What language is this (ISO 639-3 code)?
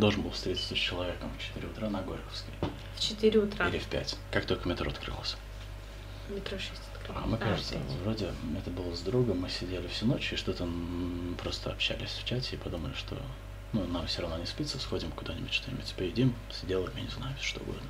rus